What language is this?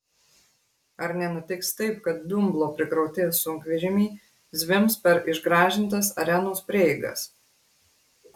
Lithuanian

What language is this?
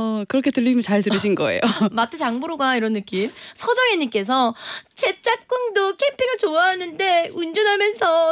Korean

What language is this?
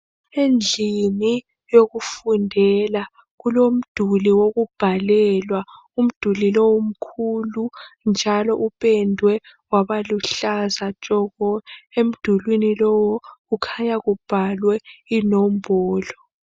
North Ndebele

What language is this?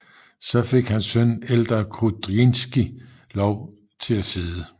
Danish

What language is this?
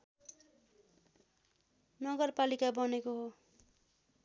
Nepali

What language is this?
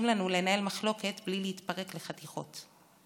Hebrew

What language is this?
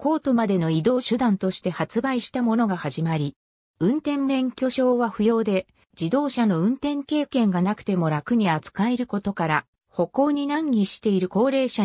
Japanese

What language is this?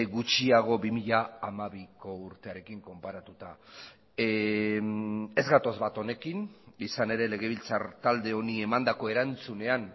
Basque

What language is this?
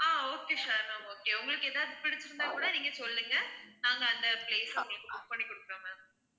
Tamil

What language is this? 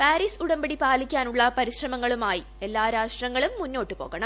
Malayalam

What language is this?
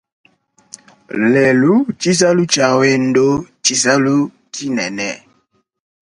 Luba-Lulua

